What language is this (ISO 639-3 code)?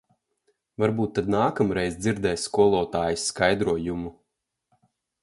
lav